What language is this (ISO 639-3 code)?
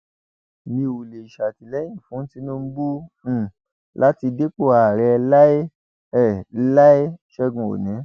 yor